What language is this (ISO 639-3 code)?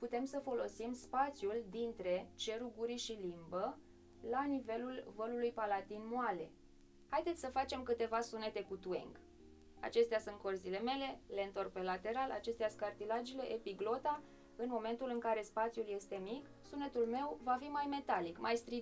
ron